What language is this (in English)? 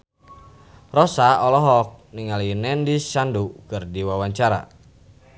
Sundanese